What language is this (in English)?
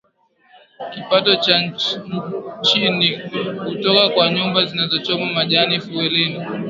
Swahili